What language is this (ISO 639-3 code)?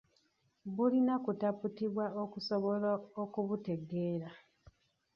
lug